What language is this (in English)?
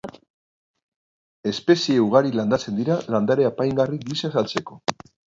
Basque